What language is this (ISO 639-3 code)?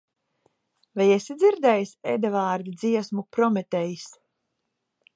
lav